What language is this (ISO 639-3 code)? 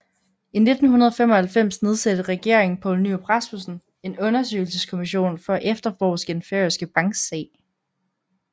dan